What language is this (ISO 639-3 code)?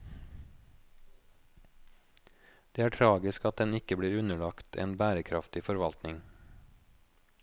nor